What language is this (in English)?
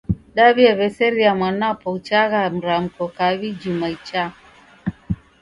Taita